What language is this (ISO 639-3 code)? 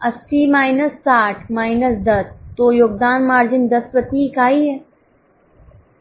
hin